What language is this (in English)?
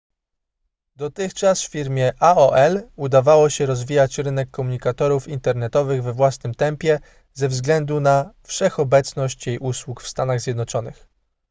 Polish